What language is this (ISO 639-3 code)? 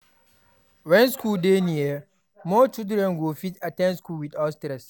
pcm